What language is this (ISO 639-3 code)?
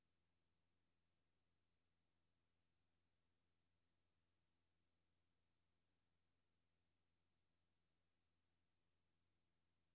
dan